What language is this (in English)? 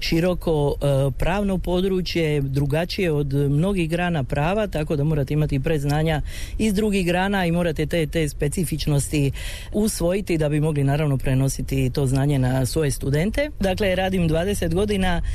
Croatian